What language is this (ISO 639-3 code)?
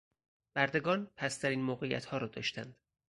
fas